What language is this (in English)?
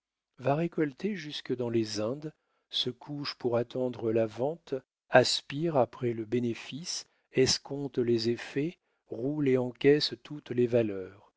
French